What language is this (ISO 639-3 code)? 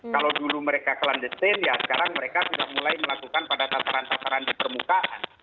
ind